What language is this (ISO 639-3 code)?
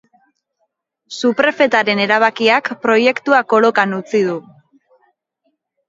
eus